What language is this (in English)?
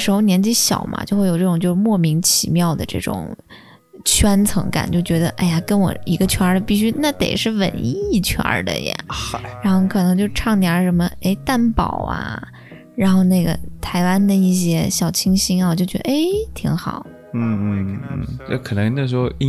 Chinese